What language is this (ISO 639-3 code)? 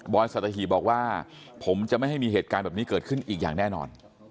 tha